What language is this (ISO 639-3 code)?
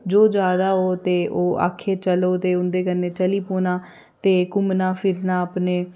doi